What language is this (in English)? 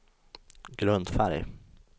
Swedish